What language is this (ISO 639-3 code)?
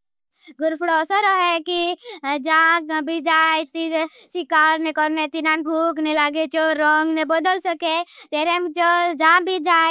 bhb